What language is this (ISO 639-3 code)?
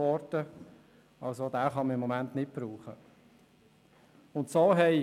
gsw